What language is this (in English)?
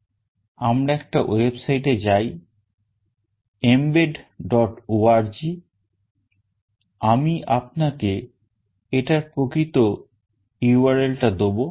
Bangla